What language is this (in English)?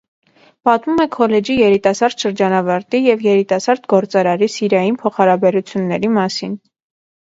Armenian